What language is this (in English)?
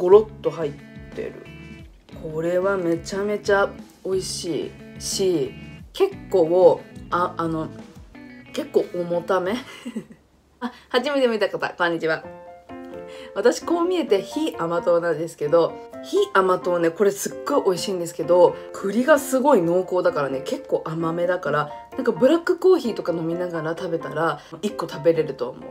Japanese